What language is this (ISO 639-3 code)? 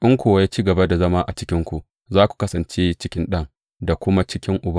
hau